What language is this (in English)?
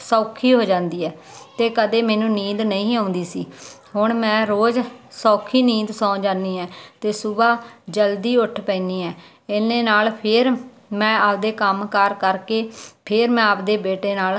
Punjabi